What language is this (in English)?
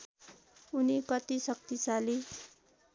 Nepali